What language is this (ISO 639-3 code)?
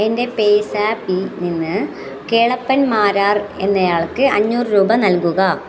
mal